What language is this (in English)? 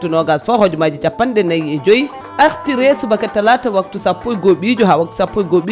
Fula